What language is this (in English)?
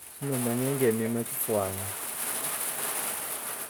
Wanga